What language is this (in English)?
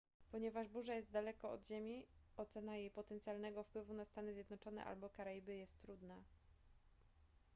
Polish